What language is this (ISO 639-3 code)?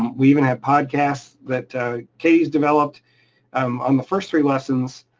eng